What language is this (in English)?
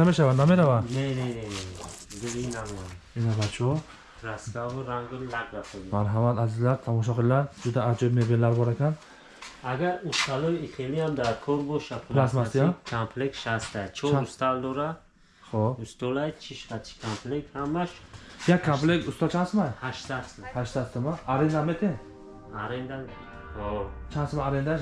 Turkish